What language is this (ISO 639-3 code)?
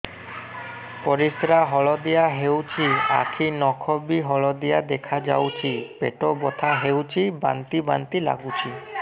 ori